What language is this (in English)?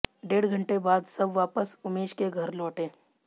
Hindi